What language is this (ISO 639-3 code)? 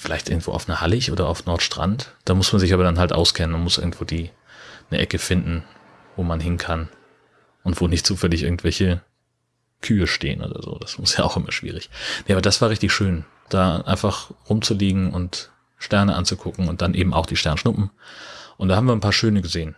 deu